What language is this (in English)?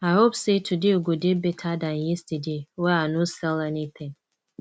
Nigerian Pidgin